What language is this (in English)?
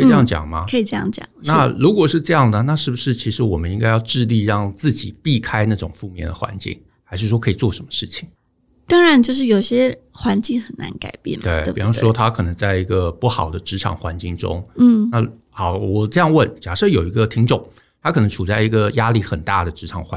Chinese